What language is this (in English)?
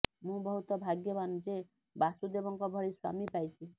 Odia